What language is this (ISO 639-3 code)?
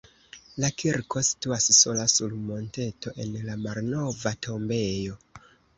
epo